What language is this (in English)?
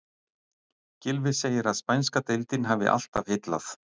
Icelandic